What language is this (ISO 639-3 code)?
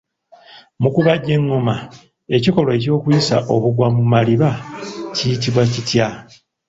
lug